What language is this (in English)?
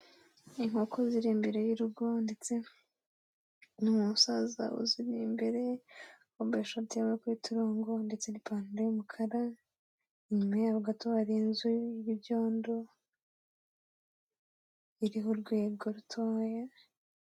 Kinyarwanda